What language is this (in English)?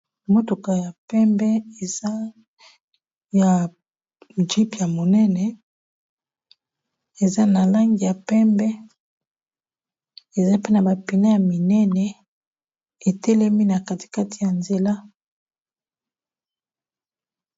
Lingala